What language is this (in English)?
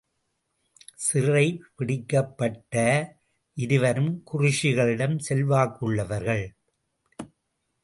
Tamil